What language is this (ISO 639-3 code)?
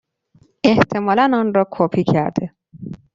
fas